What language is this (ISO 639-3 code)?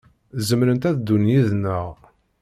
kab